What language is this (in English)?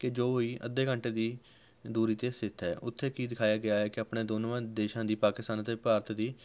Punjabi